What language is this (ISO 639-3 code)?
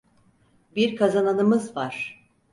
tur